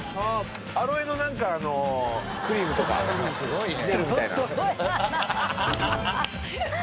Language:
Japanese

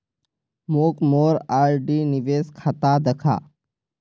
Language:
Magahi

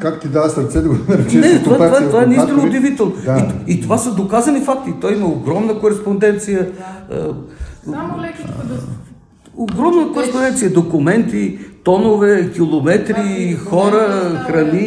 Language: Bulgarian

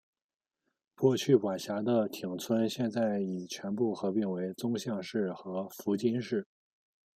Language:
Chinese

